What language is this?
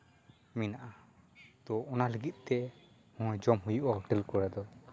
Santali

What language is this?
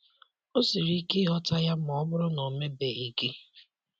Igbo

